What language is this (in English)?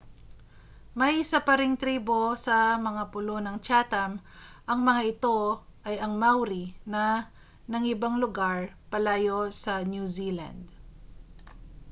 Filipino